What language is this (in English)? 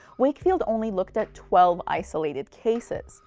English